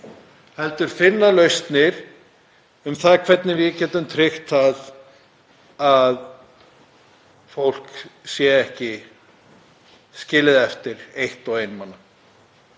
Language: Icelandic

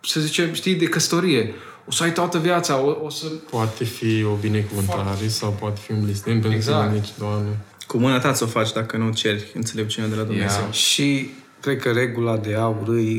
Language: Romanian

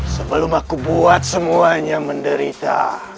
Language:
Indonesian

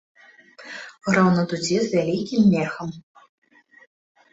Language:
Belarusian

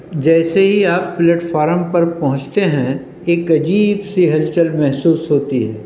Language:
Urdu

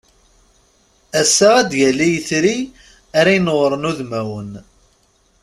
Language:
Kabyle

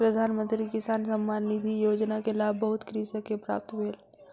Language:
Maithili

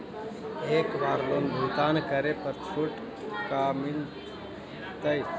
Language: Magahi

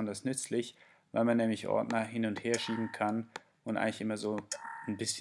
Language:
German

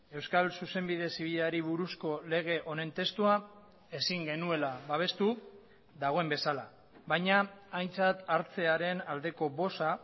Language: Basque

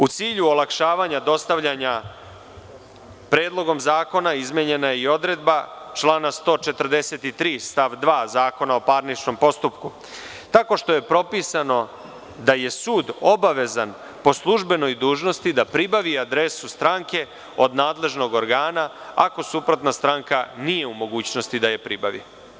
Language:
Serbian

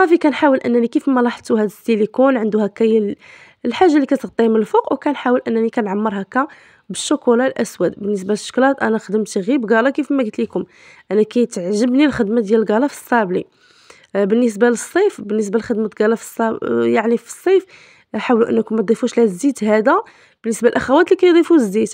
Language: Arabic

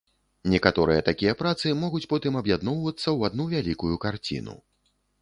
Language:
Belarusian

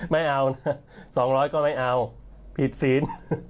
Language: Thai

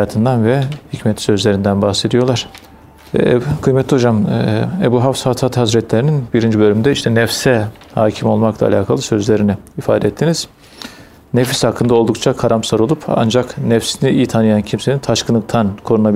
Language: Turkish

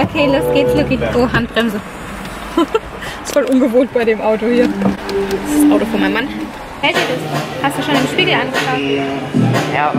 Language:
German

